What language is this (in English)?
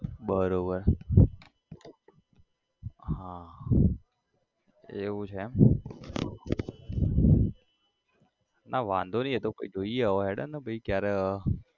Gujarati